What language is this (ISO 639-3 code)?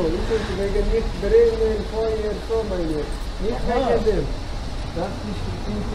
tur